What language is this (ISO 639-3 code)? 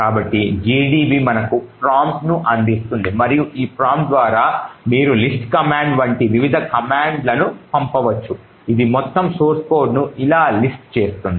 tel